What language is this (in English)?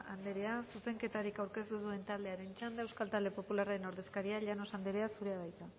Basque